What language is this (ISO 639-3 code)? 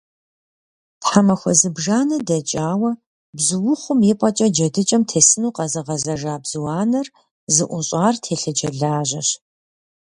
kbd